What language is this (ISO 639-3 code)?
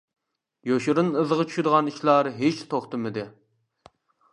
uig